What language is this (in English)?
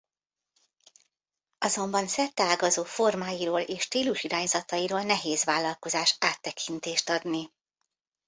Hungarian